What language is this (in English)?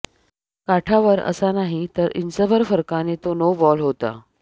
Marathi